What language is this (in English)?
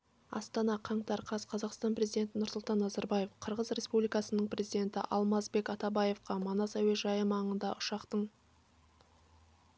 Kazakh